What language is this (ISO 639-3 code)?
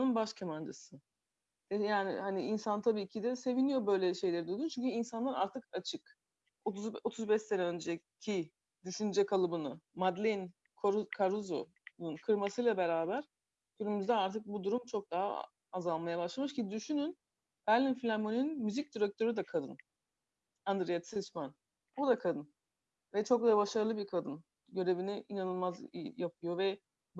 tur